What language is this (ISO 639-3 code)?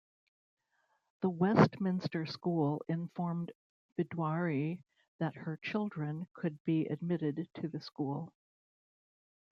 eng